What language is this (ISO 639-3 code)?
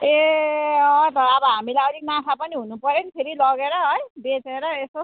nep